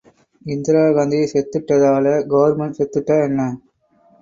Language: Tamil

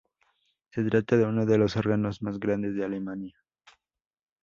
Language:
Spanish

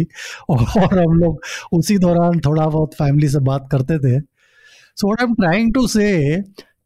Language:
Hindi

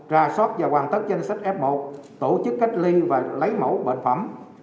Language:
Vietnamese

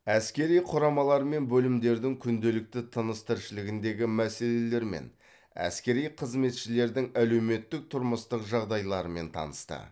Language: Kazakh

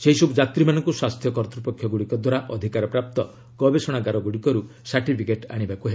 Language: Odia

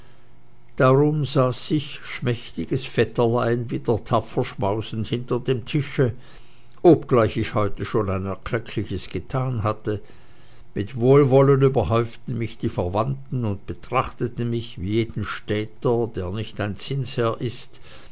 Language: German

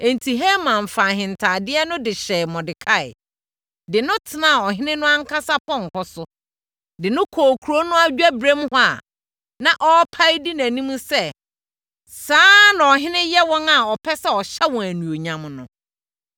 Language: Akan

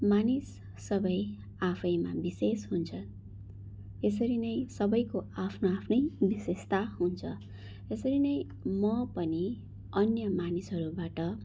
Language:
Nepali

